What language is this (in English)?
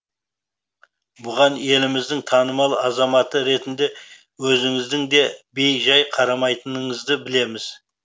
Kazakh